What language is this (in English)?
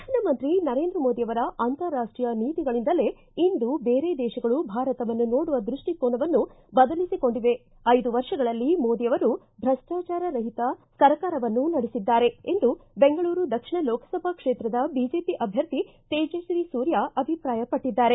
Kannada